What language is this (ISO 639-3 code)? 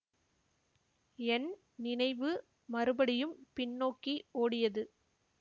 tam